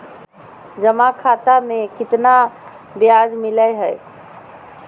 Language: Magahi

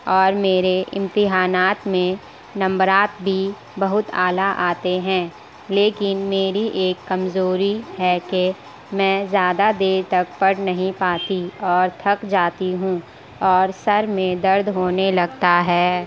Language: Urdu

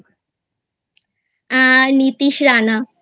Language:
Bangla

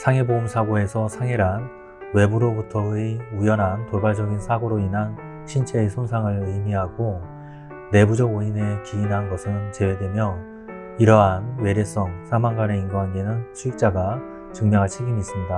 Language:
Korean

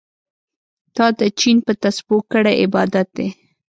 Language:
Pashto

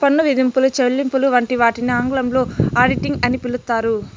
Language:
Telugu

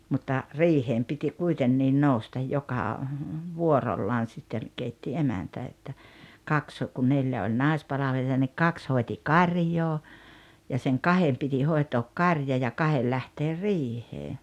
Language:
Finnish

